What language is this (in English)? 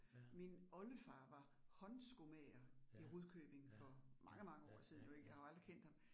Danish